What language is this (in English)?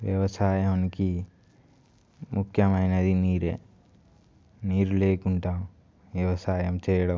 Telugu